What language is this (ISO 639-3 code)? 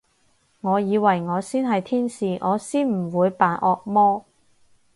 yue